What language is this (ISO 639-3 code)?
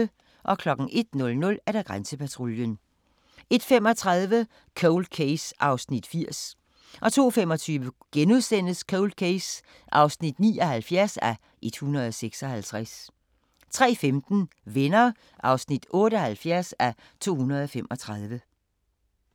dan